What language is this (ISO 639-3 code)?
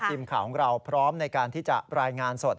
tha